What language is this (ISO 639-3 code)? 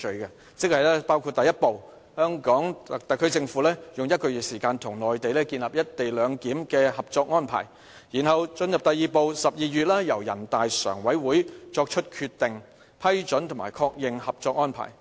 yue